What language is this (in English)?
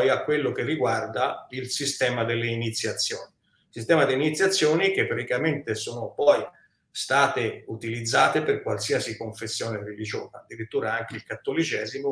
Italian